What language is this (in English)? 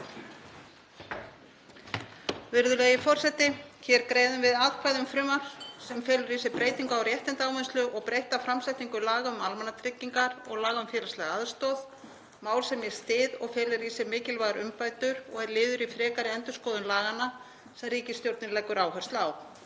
Icelandic